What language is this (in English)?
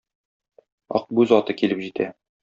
Tatar